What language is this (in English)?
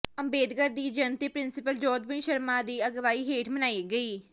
Punjabi